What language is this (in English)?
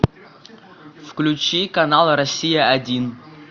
Russian